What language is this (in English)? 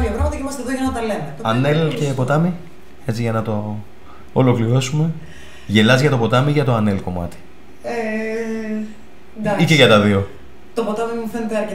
Greek